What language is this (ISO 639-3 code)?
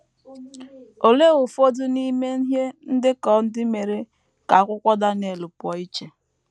ibo